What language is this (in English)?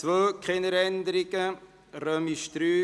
Swiss German